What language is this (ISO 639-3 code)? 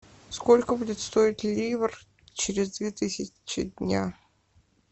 rus